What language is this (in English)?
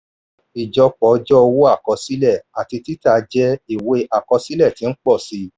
Yoruba